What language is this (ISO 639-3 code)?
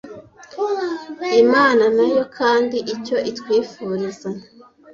kin